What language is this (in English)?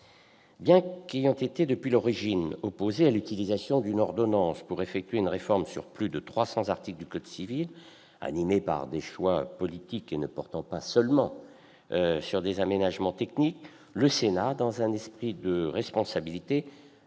French